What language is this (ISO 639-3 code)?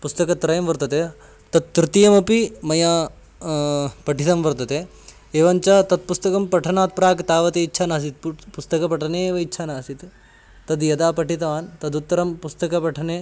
san